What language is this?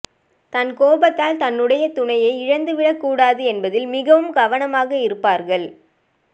Tamil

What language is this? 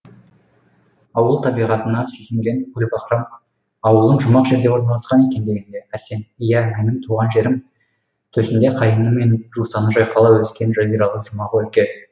Kazakh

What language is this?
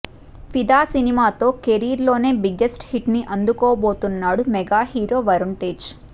Telugu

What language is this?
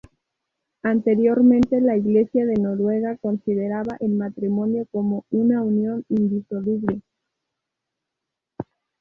Spanish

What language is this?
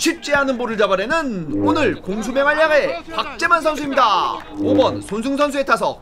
Korean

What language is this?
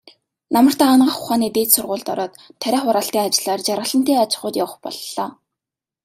Mongolian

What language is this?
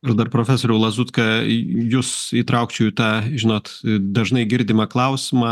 Lithuanian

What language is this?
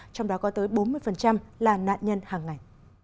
Vietnamese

